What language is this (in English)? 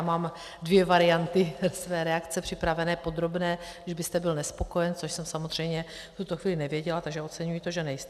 Czech